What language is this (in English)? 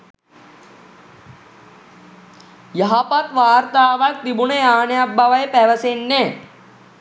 Sinhala